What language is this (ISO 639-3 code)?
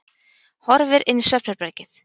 isl